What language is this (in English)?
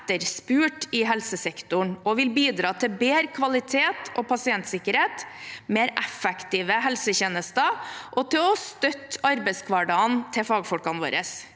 Norwegian